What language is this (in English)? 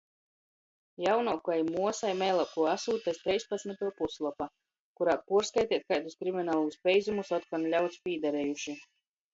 Latgalian